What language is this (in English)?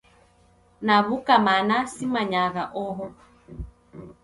Taita